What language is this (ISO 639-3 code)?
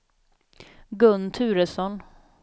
swe